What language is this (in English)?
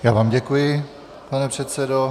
Czech